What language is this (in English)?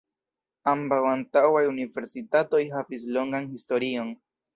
Esperanto